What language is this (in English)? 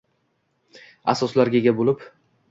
Uzbek